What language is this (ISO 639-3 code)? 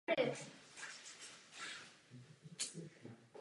ces